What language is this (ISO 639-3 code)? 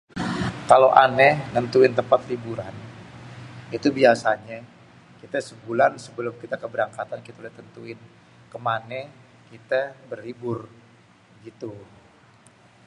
bew